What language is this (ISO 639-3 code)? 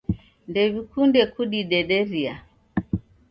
dav